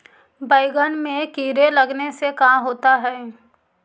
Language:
Magahi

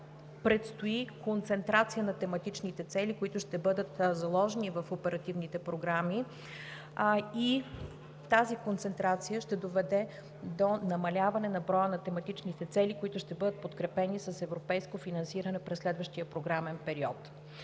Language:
Bulgarian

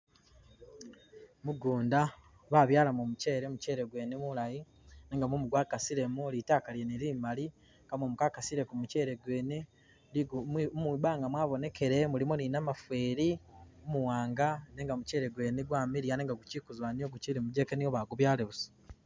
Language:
Masaaba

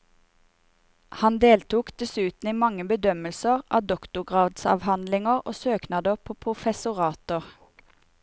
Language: Norwegian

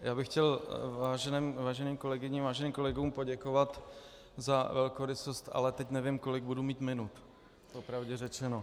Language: Czech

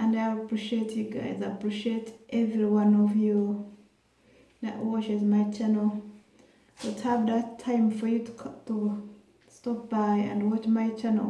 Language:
English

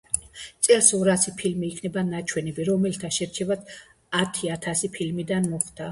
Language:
Georgian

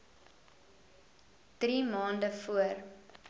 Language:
Afrikaans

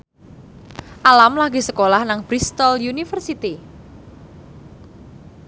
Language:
Javanese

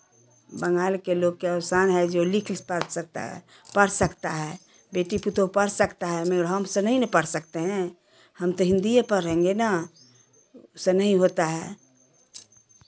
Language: Hindi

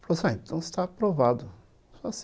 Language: Portuguese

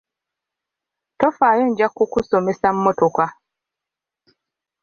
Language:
Ganda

